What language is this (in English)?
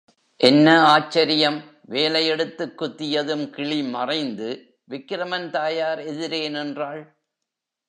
Tamil